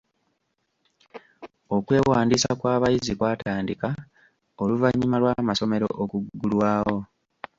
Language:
Ganda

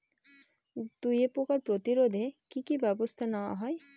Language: Bangla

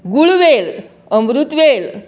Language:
Konkani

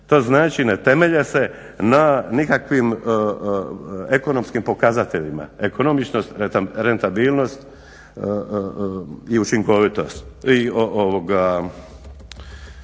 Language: Croatian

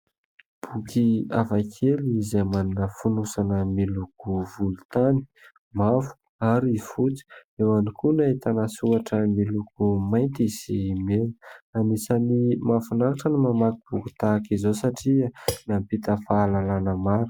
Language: Malagasy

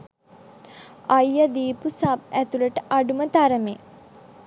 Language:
Sinhala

